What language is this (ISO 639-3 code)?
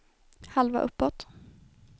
swe